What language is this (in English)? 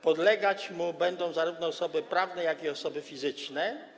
Polish